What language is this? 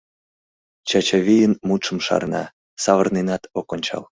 Mari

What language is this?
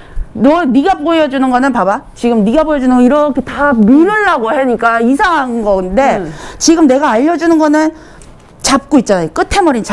Korean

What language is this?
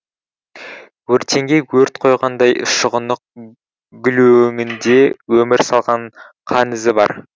Kazakh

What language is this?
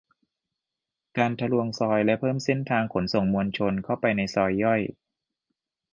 Thai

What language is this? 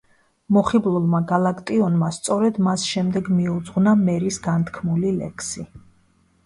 Georgian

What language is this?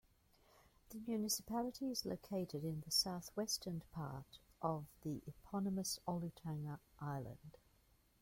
English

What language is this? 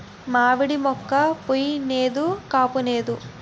Telugu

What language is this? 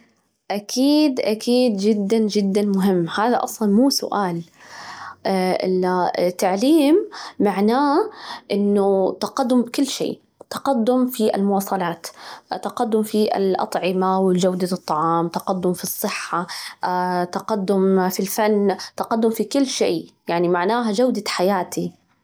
Najdi Arabic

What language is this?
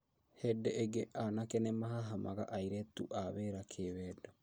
Kikuyu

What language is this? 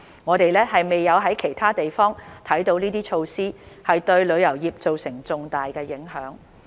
Cantonese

